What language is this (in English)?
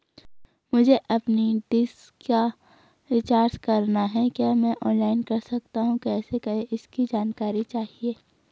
Hindi